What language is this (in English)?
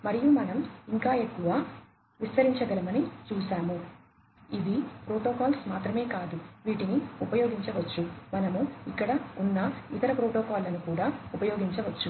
Telugu